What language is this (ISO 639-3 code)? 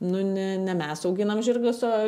lit